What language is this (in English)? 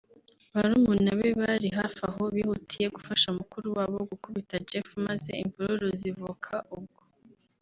Kinyarwanda